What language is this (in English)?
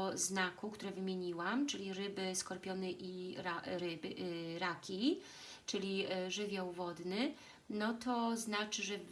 Polish